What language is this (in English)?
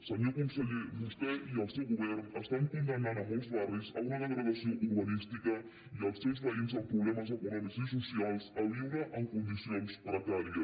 Catalan